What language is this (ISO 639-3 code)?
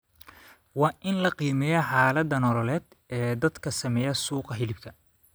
som